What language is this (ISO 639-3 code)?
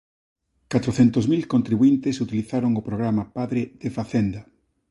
glg